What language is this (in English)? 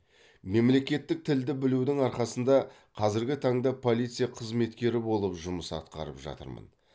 Kazakh